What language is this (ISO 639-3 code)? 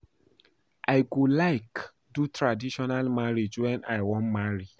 pcm